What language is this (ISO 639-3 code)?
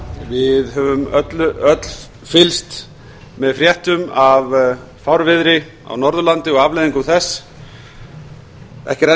isl